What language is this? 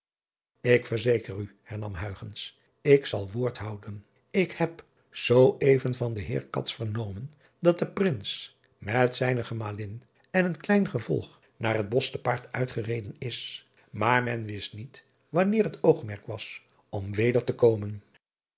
Dutch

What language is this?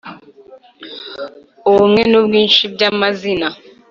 Kinyarwanda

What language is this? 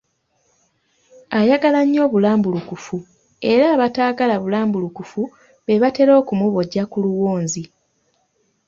Ganda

